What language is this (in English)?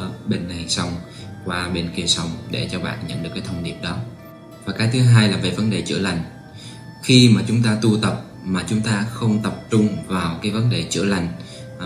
Vietnamese